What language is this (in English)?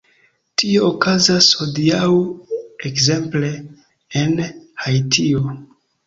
Esperanto